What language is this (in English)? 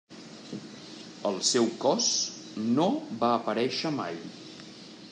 Catalan